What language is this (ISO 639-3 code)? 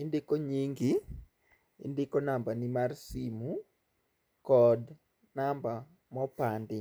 luo